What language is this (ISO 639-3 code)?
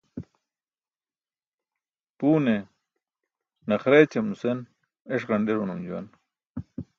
bsk